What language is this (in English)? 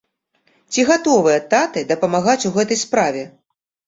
Belarusian